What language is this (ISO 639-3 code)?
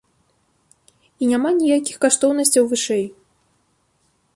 bel